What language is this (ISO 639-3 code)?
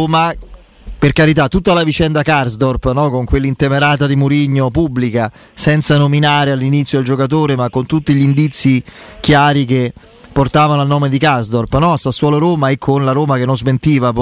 ita